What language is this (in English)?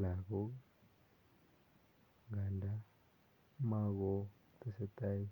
Kalenjin